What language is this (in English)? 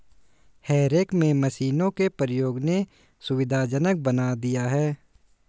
Hindi